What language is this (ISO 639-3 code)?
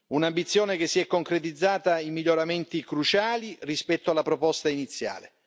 ita